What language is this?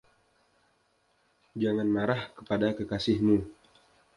Indonesian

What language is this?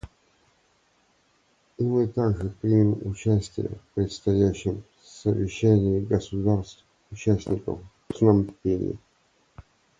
Russian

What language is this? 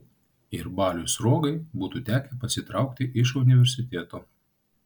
Lithuanian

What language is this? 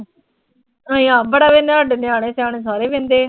Punjabi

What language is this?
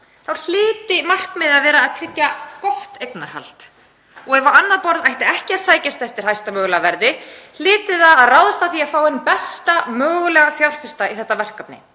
Icelandic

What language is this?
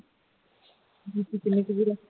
Punjabi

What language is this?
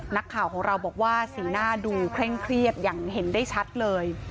Thai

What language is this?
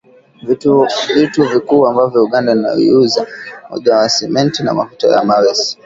Swahili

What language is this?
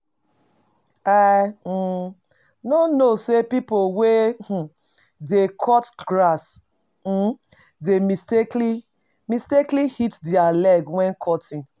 Nigerian Pidgin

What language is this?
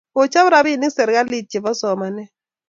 Kalenjin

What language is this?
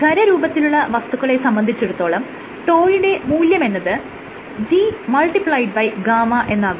Malayalam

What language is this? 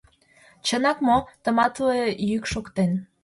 Mari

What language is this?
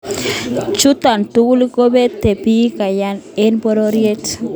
Kalenjin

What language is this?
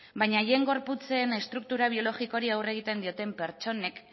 Basque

